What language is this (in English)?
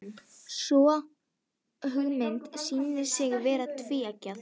Icelandic